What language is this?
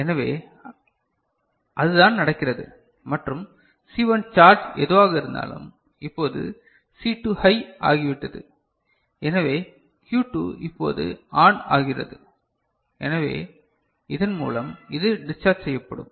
Tamil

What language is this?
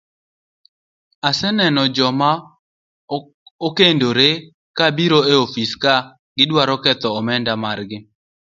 Luo (Kenya and Tanzania)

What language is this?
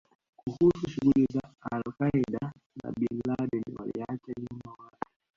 Swahili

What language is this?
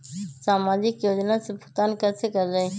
Magahi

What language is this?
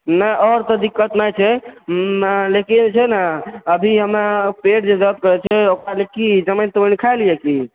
Maithili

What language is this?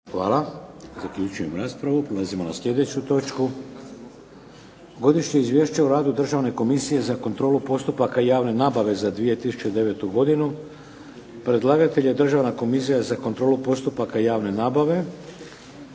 Croatian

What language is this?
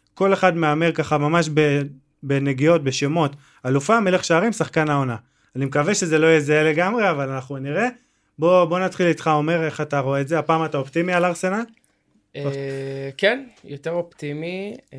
Hebrew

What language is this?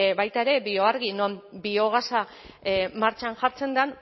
Basque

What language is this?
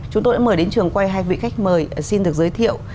Vietnamese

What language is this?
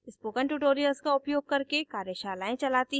Hindi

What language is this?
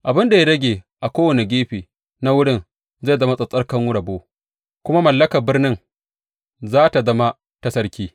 Hausa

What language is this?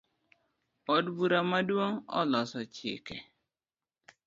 Luo (Kenya and Tanzania)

